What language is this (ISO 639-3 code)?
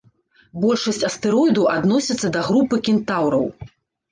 bel